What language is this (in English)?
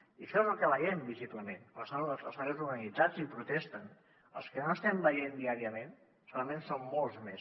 Catalan